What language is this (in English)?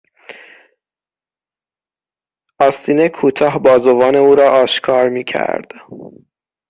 Persian